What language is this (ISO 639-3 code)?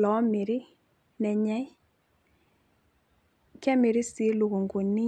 mas